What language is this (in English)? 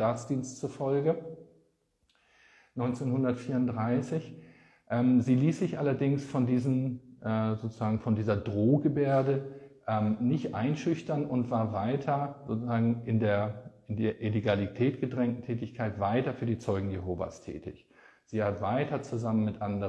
German